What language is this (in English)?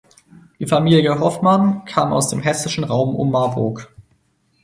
German